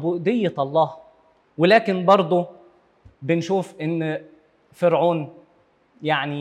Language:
Arabic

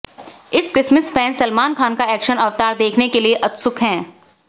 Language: Hindi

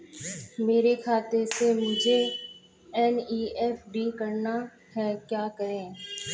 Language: Hindi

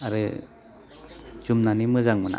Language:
Bodo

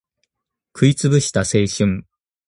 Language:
Japanese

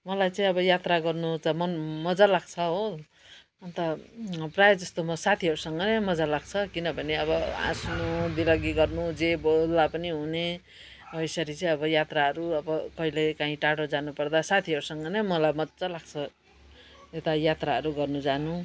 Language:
Nepali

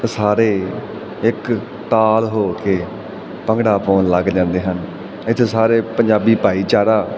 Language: Punjabi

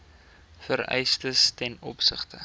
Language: Afrikaans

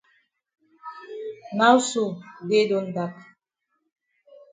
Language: Cameroon Pidgin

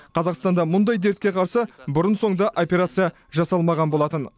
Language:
Kazakh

